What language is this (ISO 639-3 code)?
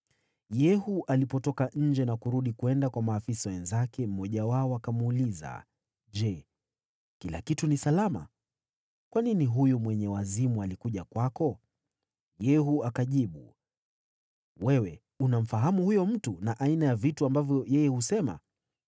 swa